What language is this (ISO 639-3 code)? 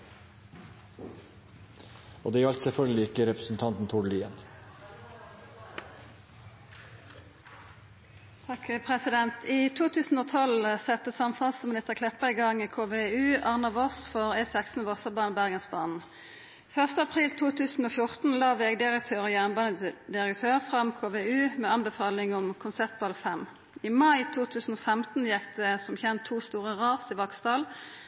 nno